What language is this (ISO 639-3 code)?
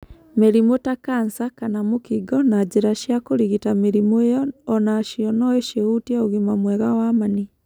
kik